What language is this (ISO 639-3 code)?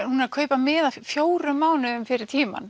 isl